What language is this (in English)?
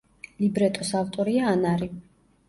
Georgian